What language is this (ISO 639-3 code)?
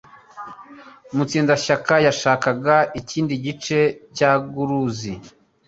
kin